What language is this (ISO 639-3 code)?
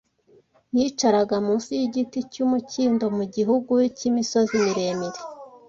kin